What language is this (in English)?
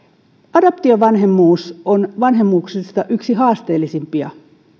Finnish